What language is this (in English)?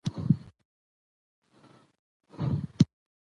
Pashto